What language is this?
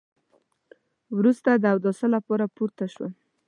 Pashto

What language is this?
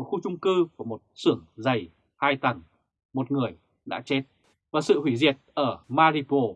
Vietnamese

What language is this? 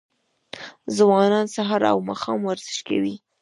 Pashto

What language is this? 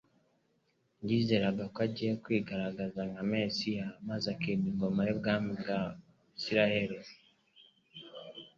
Kinyarwanda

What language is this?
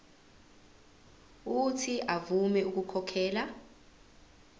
Zulu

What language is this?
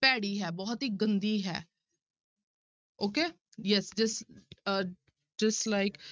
Punjabi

